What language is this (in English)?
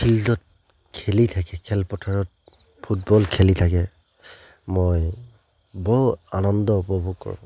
Assamese